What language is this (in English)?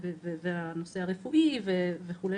Hebrew